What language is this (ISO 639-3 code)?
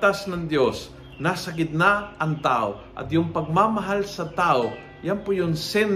fil